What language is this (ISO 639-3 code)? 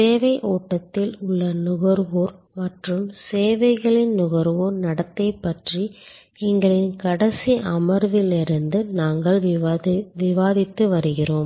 tam